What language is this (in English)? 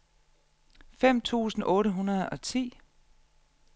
Danish